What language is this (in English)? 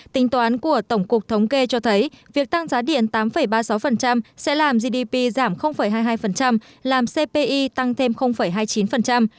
Vietnamese